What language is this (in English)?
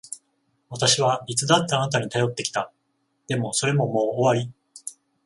Japanese